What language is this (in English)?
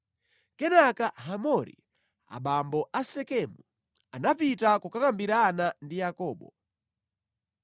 Nyanja